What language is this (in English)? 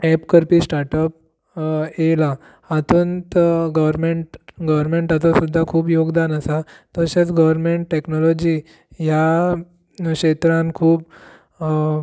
Konkani